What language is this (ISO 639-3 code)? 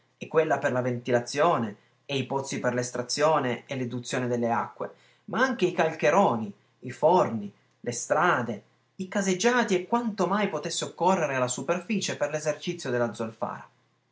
ita